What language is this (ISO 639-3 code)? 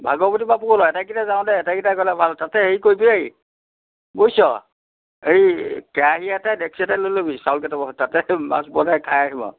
asm